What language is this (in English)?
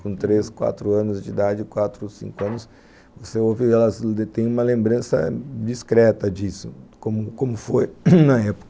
Portuguese